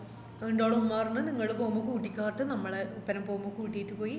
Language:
Malayalam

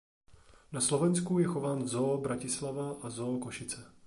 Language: Czech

